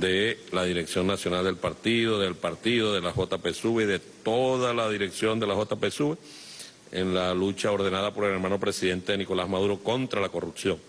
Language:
Spanish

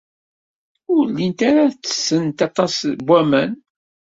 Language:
Kabyle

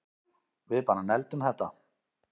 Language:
Icelandic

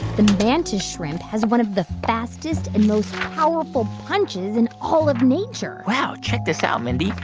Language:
English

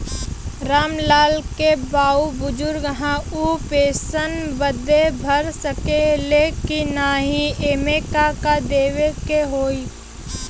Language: Bhojpuri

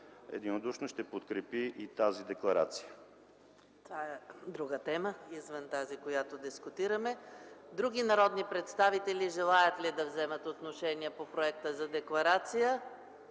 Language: Bulgarian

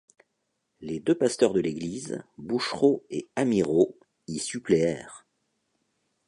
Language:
French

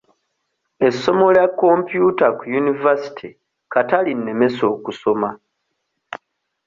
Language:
Ganda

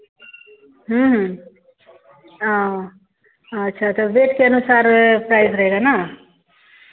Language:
Hindi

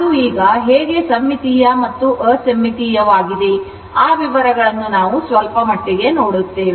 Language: Kannada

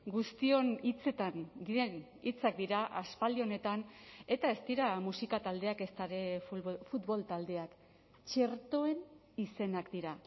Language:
Basque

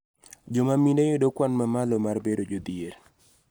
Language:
Luo (Kenya and Tanzania)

